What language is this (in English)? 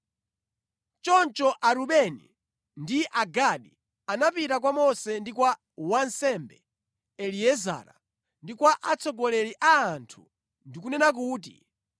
Nyanja